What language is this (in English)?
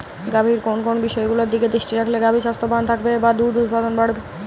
Bangla